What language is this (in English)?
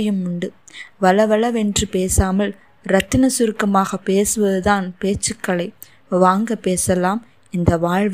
Tamil